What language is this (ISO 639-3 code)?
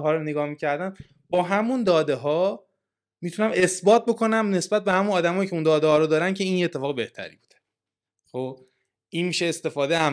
fas